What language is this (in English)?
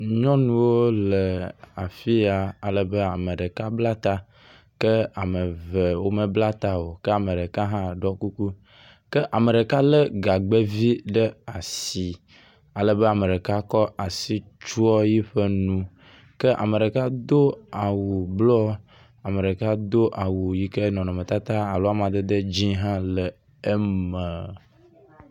Ewe